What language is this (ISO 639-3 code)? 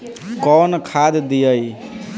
bho